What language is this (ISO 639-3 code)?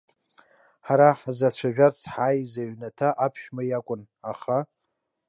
abk